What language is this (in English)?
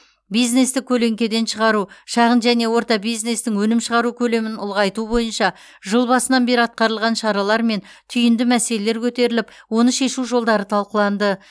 Kazakh